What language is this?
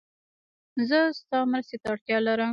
Pashto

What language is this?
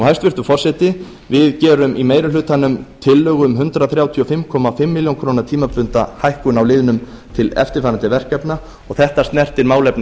Icelandic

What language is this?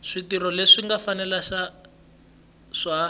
Tsonga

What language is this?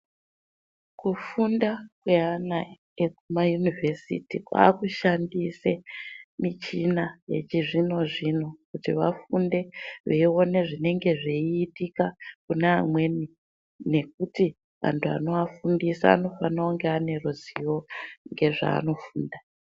Ndau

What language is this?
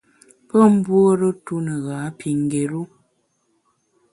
Bamun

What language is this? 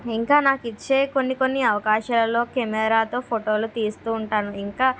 Telugu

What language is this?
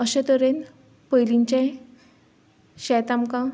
Konkani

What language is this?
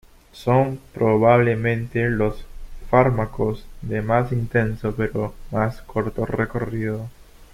Spanish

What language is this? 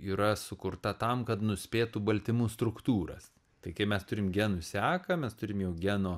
Lithuanian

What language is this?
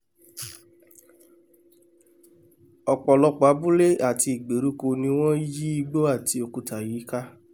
Yoruba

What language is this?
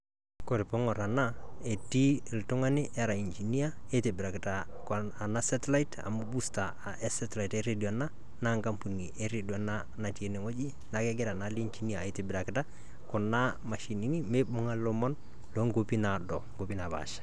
Masai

